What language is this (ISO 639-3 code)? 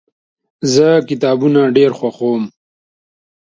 pus